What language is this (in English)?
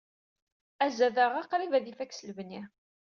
Kabyle